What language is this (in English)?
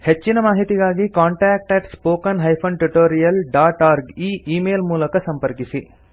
Kannada